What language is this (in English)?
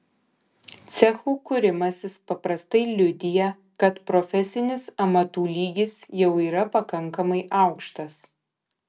Lithuanian